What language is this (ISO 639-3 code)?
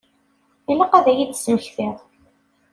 kab